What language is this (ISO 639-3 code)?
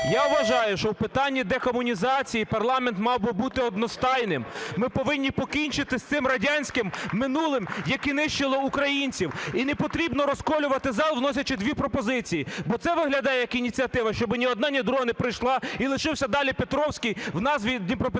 ukr